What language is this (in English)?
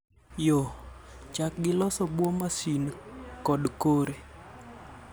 Luo (Kenya and Tanzania)